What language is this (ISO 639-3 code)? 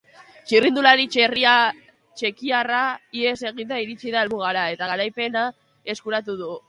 eus